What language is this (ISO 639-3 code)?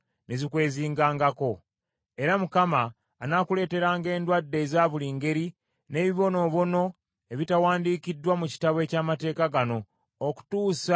lug